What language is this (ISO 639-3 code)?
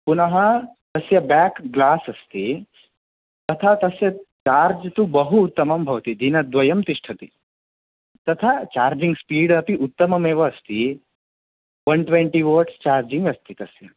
san